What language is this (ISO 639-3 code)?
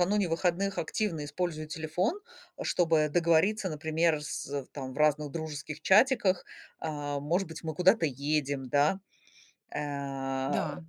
rus